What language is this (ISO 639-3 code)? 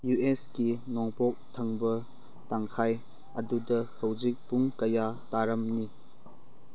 mni